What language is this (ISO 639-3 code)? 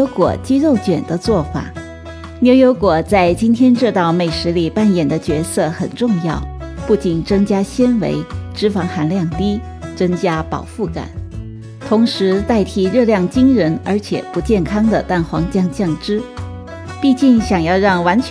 zho